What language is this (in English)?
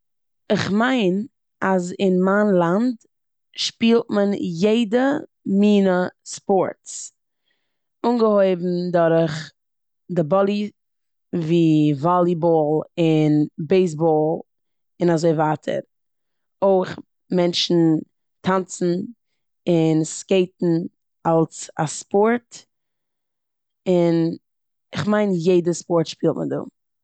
Yiddish